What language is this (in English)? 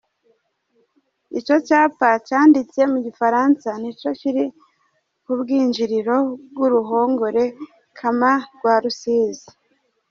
Kinyarwanda